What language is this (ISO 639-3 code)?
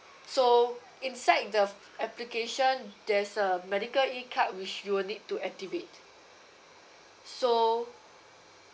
eng